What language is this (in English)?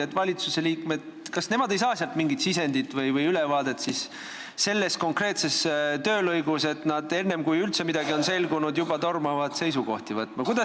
Estonian